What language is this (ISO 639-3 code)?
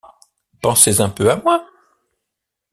fra